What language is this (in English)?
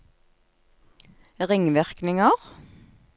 Norwegian